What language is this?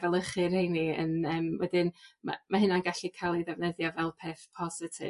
Welsh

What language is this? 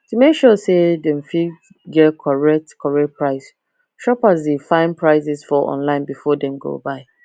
Nigerian Pidgin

